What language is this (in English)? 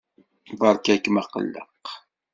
Kabyle